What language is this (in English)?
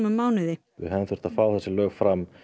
Icelandic